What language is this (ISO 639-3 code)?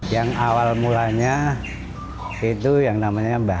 ind